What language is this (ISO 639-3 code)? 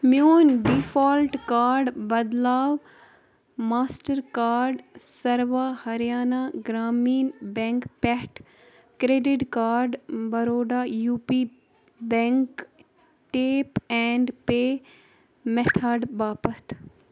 kas